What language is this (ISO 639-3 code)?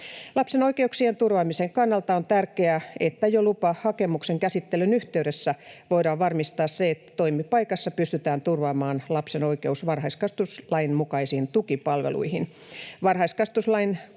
fin